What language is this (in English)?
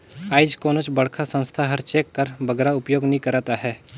Chhattisgarhi